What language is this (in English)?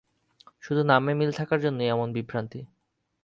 Bangla